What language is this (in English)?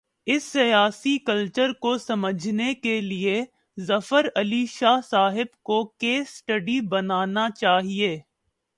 Urdu